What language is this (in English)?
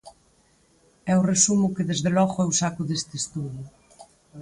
Galician